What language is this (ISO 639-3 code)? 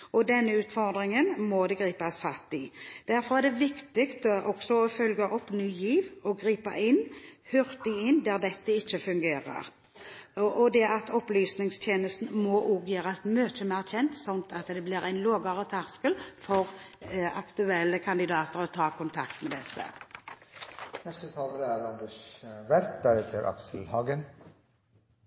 nob